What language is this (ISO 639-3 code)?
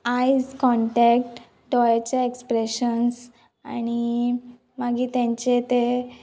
kok